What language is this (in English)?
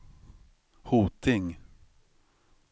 Swedish